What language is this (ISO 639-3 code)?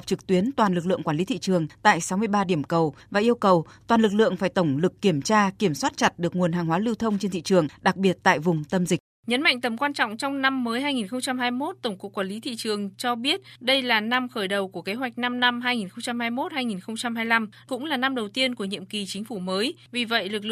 vie